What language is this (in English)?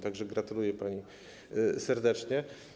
Polish